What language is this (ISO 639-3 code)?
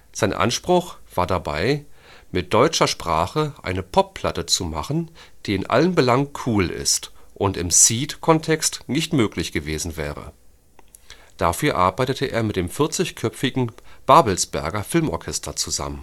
deu